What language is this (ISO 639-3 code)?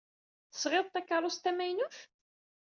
kab